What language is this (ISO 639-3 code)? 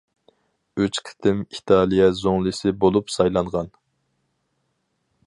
uig